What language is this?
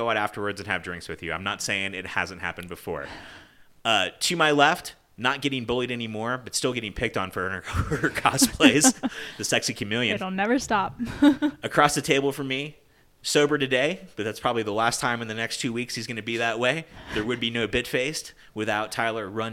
English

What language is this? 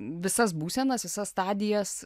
Lithuanian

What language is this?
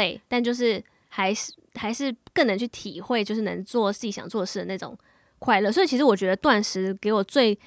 Chinese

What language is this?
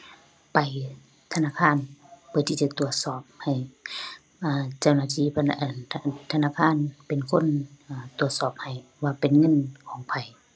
Thai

